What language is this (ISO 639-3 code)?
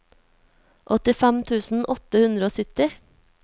nor